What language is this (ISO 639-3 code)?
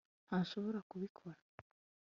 kin